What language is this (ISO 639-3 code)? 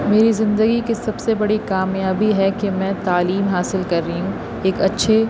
urd